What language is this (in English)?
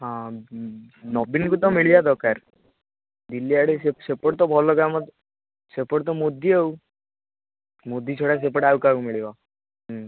Odia